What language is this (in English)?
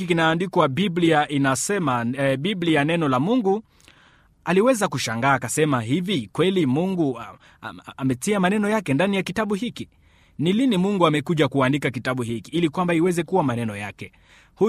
Swahili